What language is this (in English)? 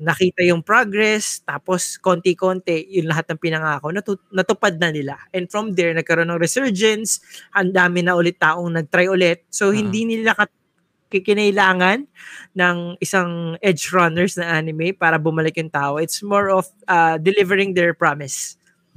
Filipino